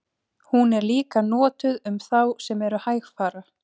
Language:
Icelandic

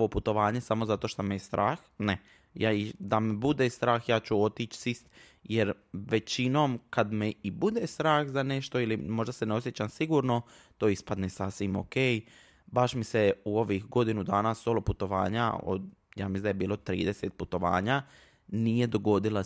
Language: Croatian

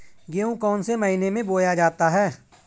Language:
Hindi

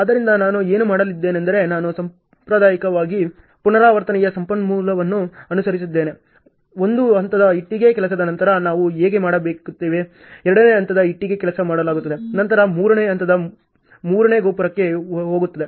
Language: Kannada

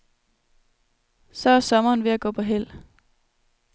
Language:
Danish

